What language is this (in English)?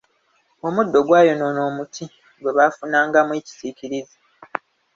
Ganda